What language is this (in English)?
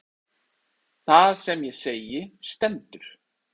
Icelandic